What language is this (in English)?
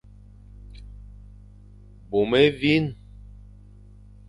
Fang